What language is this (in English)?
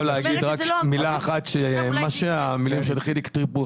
Hebrew